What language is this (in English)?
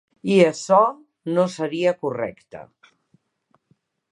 Catalan